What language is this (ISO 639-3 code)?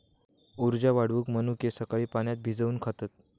mar